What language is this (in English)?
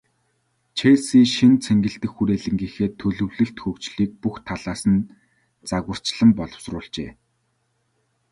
Mongolian